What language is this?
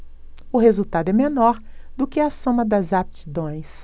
Portuguese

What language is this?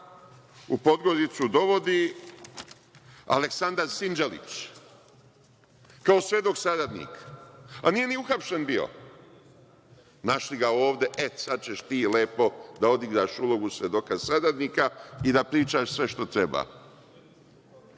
Serbian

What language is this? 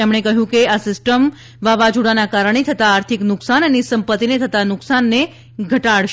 Gujarati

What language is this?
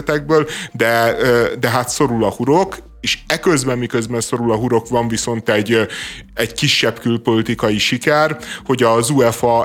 Hungarian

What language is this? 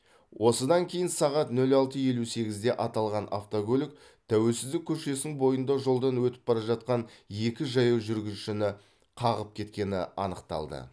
Kazakh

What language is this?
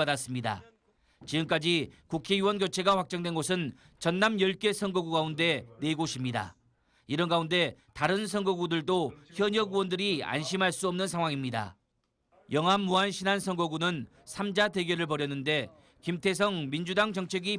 Korean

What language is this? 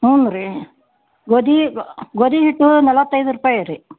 Kannada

